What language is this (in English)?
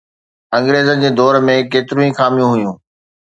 Sindhi